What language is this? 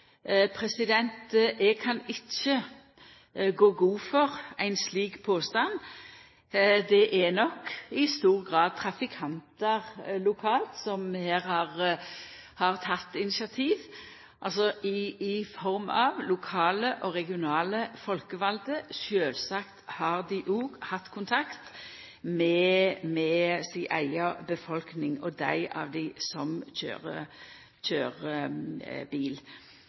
Norwegian Nynorsk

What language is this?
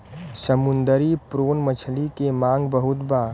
Bhojpuri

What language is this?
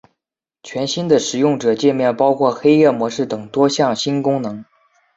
Chinese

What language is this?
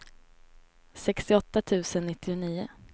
Swedish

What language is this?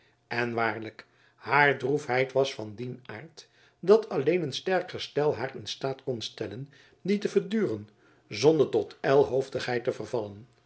Dutch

